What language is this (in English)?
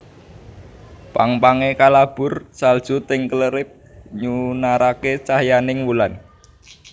Javanese